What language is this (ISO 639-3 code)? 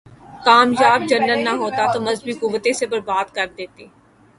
urd